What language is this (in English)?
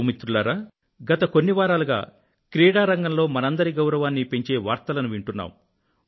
Telugu